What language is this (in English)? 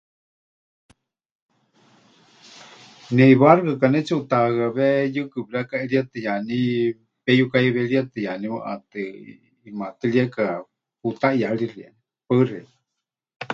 Huichol